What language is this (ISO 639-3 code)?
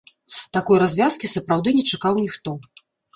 bel